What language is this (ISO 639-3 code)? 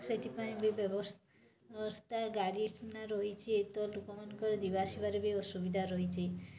ori